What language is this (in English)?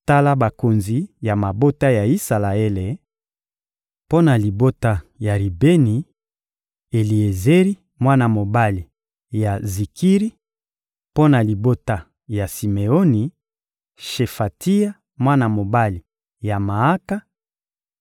Lingala